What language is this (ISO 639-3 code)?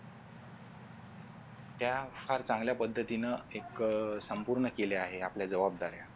mar